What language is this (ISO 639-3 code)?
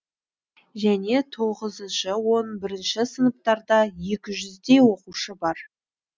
kaz